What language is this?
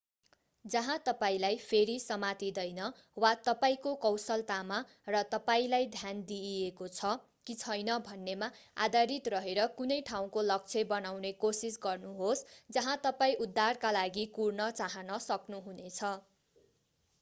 Nepali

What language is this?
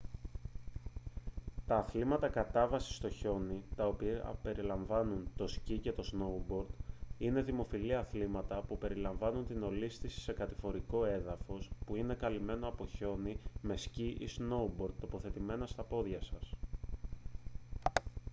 Greek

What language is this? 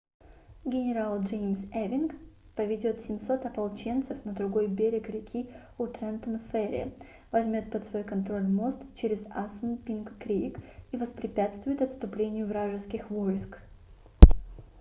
Russian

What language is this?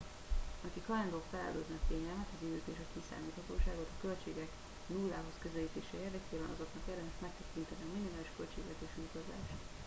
Hungarian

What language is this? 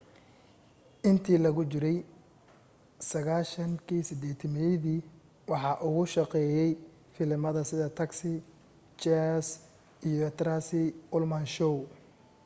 Somali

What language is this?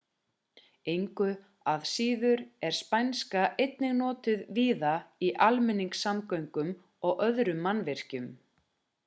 Icelandic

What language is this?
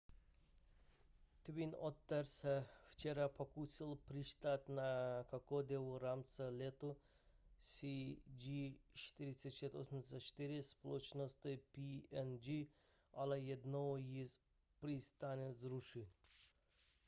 Czech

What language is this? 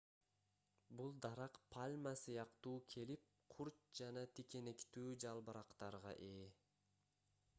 Kyrgyz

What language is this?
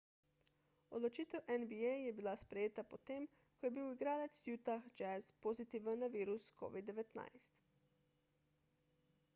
Slovenian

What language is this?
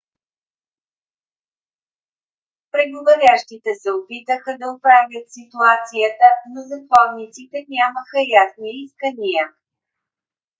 Bulgarian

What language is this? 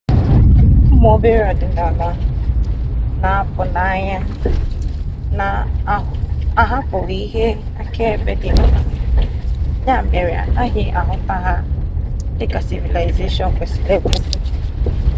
Igbo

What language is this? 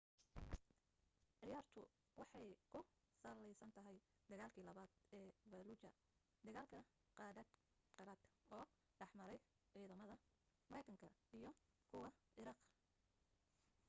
Somali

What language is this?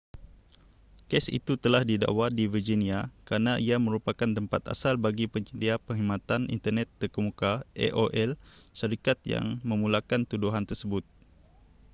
Malay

